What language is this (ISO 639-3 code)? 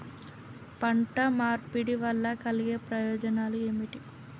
tel